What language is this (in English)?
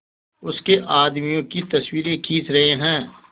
Hindi